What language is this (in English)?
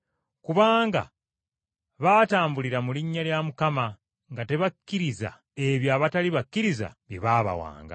Ganda